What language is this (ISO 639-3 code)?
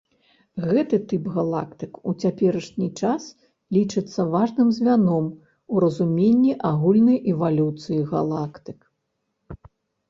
bel